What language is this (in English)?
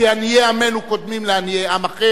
Hebrew